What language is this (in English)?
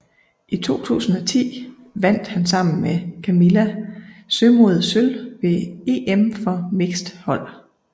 Danish